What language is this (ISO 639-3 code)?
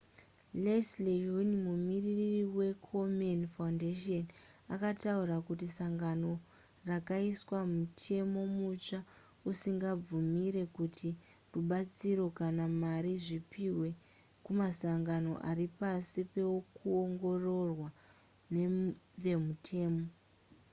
sna